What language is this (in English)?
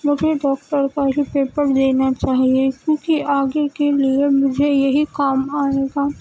Urdu